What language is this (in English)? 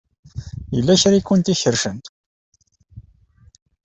Kabyle